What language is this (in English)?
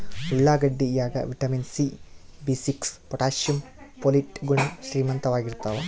Kannada